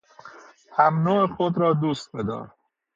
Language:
Persian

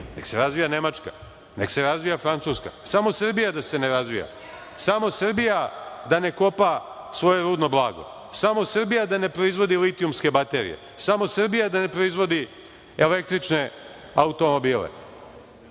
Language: Serbian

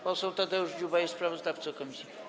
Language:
Polish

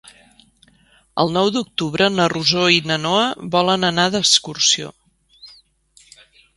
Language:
Catalan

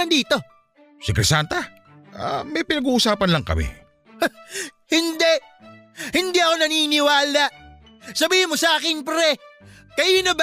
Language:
Filipino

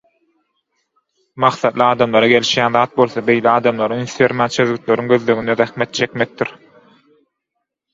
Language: Turkmen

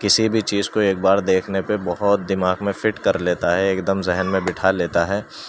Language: Urdu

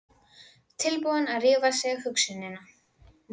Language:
Icelandic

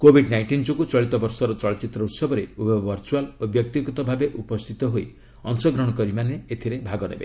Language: Odia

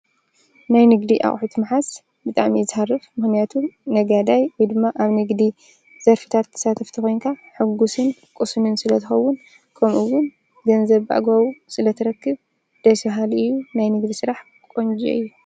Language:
Tigrinya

